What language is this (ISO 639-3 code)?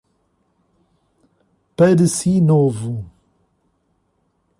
por